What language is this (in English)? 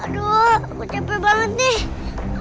Indonesian